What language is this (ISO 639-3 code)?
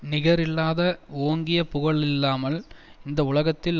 tam